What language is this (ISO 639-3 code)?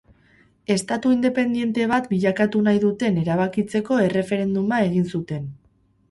eus